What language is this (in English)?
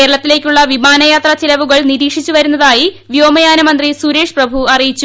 Malayalam